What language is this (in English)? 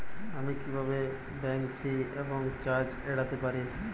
Bangla